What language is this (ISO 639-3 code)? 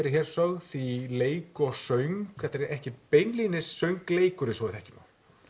isl